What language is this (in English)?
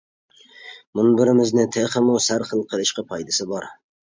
Uyghur